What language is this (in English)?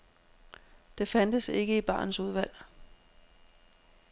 Danish